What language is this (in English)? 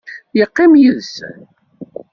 Kabyle